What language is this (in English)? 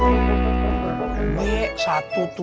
Indonesian